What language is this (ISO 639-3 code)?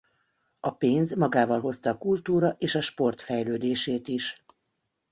hun